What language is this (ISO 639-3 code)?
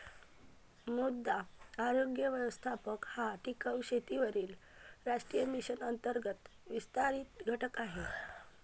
mar